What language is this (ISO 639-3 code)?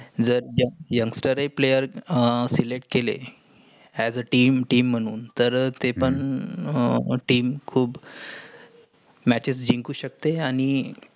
mar